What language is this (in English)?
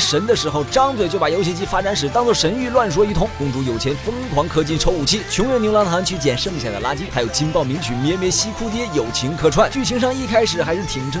Chinese